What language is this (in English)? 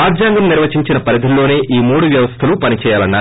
Telugu